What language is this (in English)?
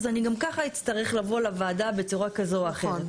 Hebrew